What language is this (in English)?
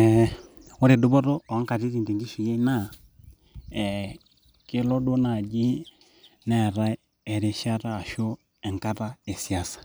Masai